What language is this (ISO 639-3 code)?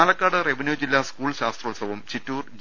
mal